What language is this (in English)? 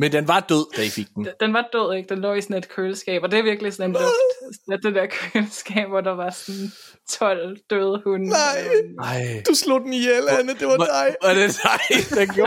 Danish